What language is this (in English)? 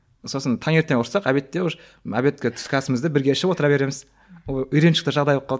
Kazakh